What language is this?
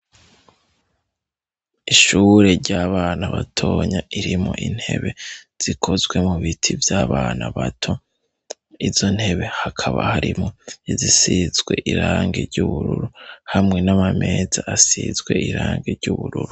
Rundi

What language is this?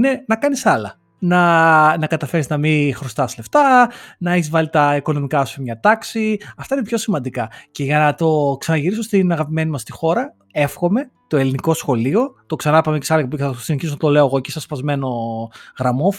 Greek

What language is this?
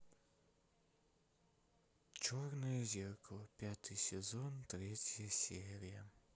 Russian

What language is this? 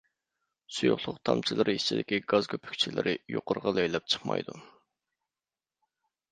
Uyghur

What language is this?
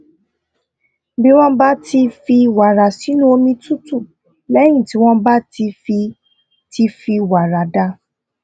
Yoruba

